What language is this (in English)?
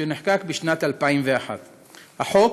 Hebrew